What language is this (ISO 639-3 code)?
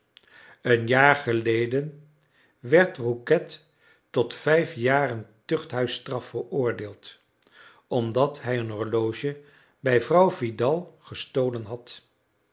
nld